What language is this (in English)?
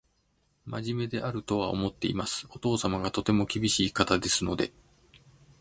Japanese